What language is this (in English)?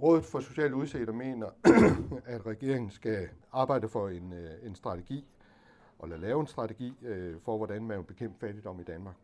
Danish